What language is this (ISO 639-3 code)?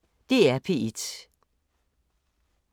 dan